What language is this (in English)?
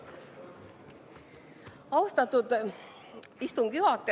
Estonian